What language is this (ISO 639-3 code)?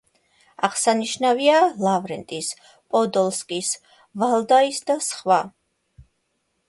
kat